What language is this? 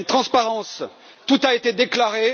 French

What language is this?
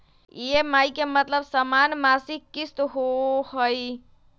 Magahi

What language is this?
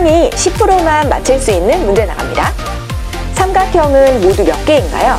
Korean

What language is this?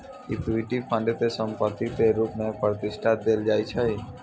Maithili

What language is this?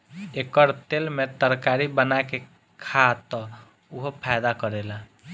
Bhojpuri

